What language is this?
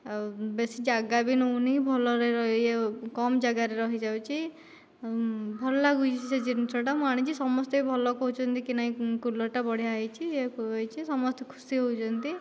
Odia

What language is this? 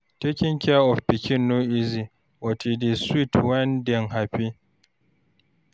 Nigerian Pidgin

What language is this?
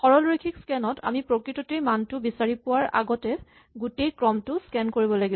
Assamese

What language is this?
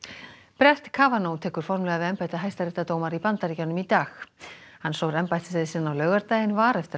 Icelandic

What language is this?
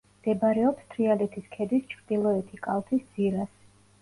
Georgian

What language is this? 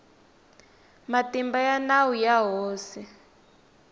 Tsonga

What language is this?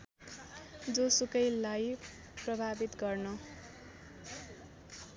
Nepali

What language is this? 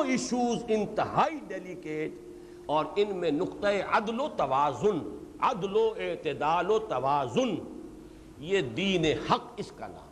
Urdu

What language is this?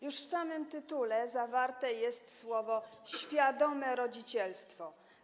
Polish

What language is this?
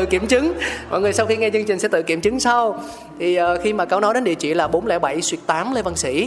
Vietnamese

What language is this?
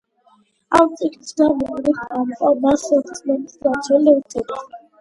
Georgian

